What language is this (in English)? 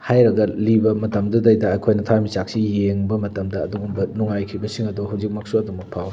Manipuri